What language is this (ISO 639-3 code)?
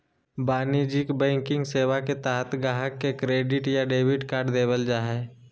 mag